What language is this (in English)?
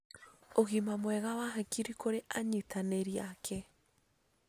Kikuyu